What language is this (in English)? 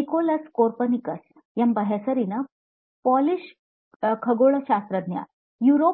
Kannada